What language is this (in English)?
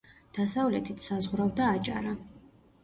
Georgian